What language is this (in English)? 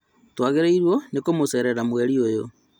Kikuyu